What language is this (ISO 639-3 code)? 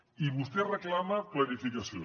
cat